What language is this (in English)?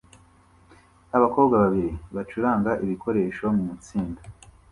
Kinyarwanda